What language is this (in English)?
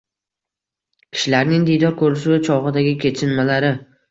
Uzbek